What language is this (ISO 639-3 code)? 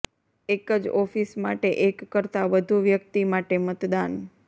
guj